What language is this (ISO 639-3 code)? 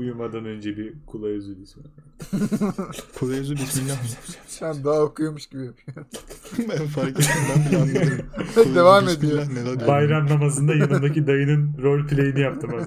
tur